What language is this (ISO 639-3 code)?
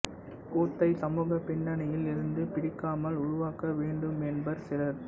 tam